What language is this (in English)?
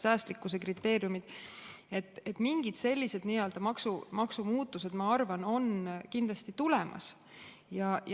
Estonian